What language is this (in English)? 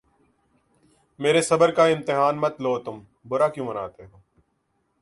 Urdu